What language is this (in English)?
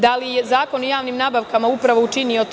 Serbian